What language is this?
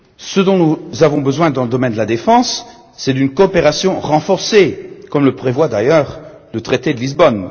French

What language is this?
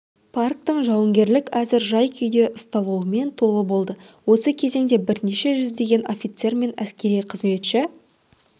Kazakh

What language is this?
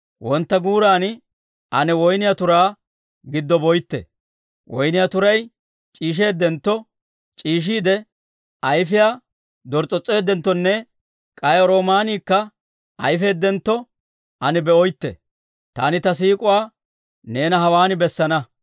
Dawro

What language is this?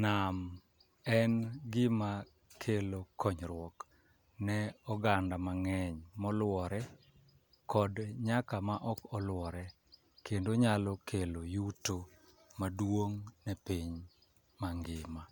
Luo (Kenya and Tanzania)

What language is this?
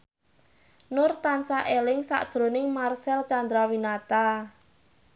Javanese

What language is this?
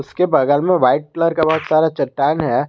Hindi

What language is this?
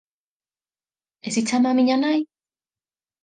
Galician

